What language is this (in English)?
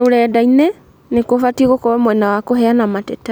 Kikuyu